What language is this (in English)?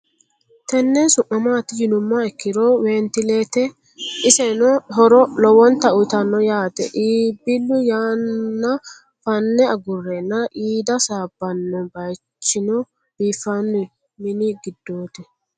Sidamo